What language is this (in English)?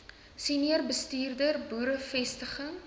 Afrikaans